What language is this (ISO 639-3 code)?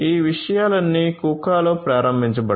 tel